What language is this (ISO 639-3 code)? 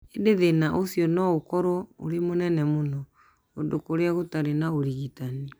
kik